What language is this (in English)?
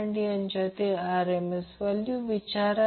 Marathi